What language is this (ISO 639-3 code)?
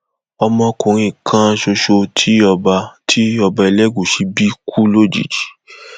yor